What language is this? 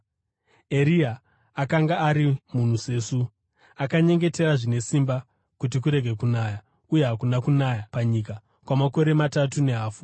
Shona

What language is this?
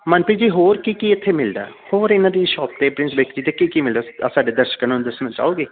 Punjabi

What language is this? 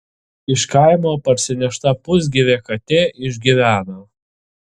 Lithuanian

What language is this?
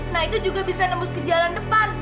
Indonesian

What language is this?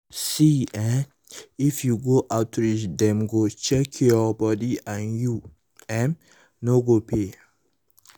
Nigerian Pidgin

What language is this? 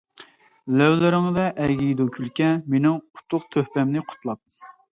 Uyghur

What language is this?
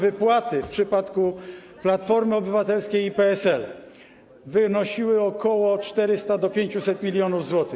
Polish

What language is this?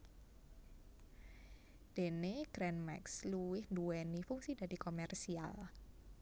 Javanese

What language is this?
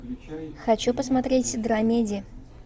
Russian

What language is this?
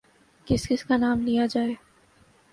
Urdu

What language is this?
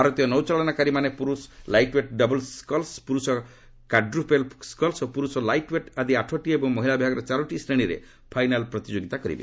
Odia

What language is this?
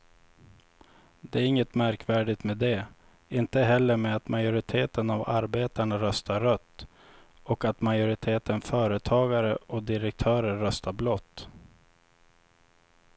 Swedish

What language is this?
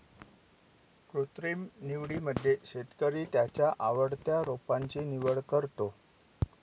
Marathi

